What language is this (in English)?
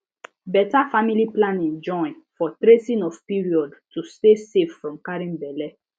Nigerian Pidgin